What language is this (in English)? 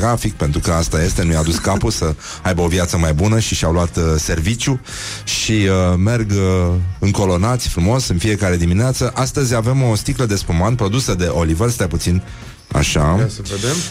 Romanian